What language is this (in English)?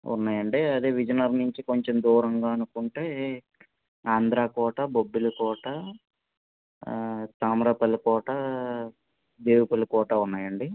Telugu